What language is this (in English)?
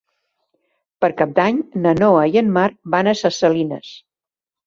Catalan